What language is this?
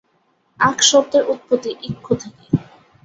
Bangla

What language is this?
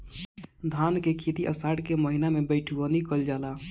Bhojpuri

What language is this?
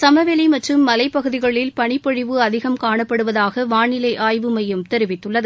Tamil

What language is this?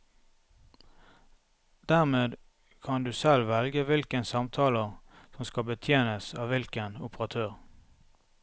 Norwegian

